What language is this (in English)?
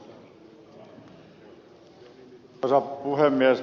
Finnish